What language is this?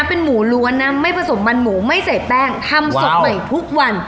Thai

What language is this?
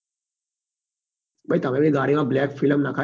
Gujarati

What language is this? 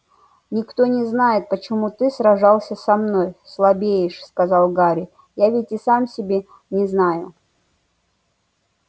Russian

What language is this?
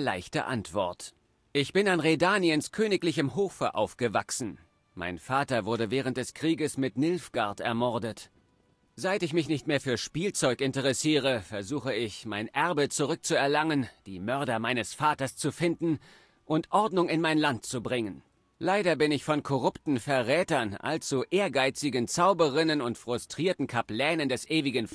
German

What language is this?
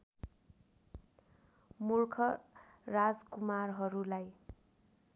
Nepali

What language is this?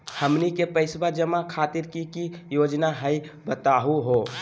Magahi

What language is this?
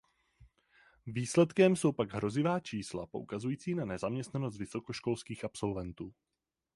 Czech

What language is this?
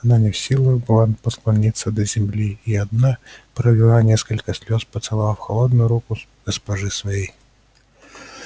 Russian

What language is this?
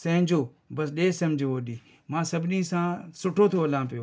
Sindhi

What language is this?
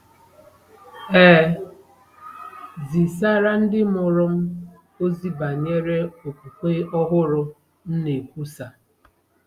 Igbo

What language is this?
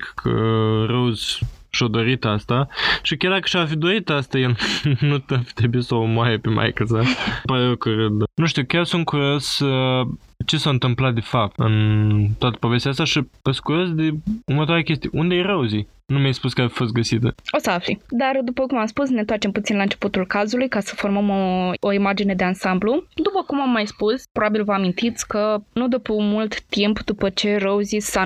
Romanian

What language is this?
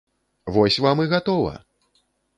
Belarusian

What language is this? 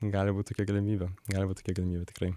Lithuanian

